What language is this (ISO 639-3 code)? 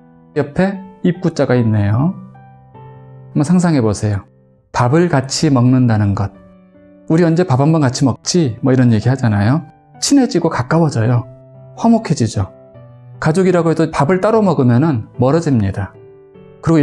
kor